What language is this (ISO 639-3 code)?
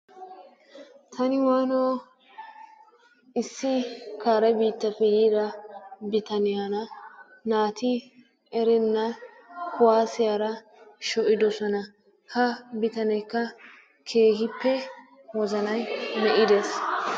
wal